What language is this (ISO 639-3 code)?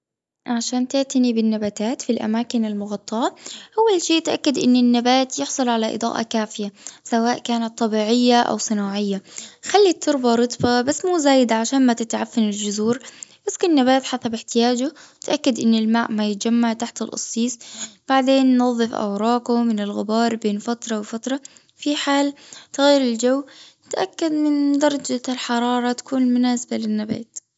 afb